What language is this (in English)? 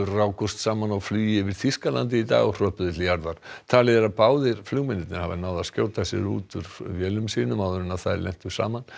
Icelandic